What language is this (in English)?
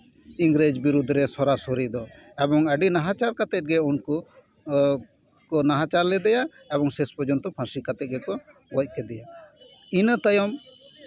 Santali